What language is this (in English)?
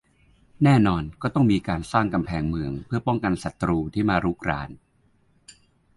Thai